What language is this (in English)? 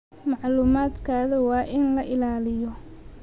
Somali